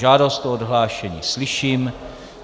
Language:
Czech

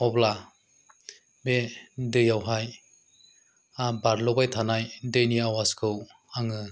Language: Bodo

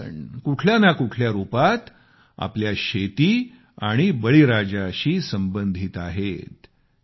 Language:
Marathi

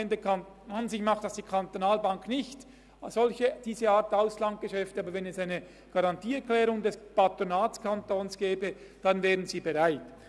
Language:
Swiss German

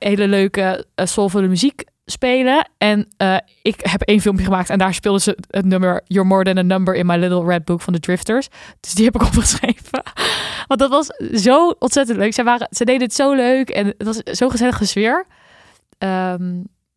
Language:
Dutch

